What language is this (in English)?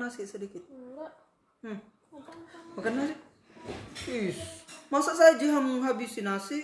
Indonesian